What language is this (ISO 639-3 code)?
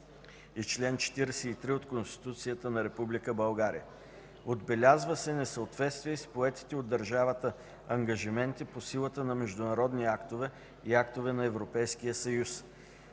bul